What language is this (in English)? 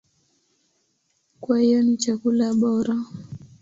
Swahili